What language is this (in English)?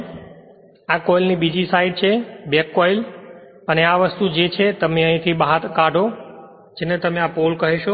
Gujarati